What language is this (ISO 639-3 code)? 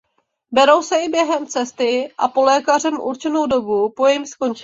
ces